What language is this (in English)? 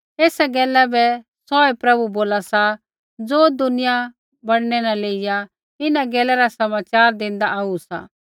Kullu Pahari